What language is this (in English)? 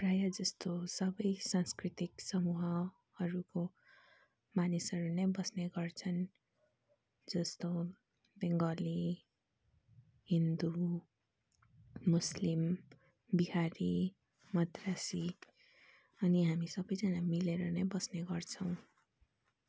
Nepali